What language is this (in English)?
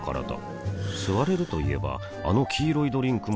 Japanese